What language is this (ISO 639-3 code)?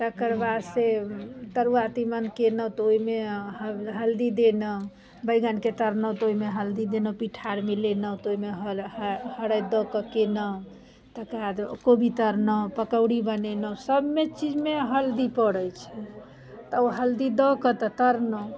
mai